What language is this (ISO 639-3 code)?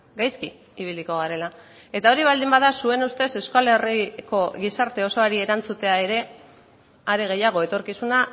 eus